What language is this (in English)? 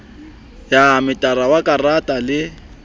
Southern Sotho